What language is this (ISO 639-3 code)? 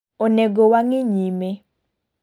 luo